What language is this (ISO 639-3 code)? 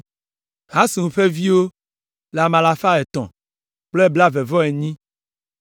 ewe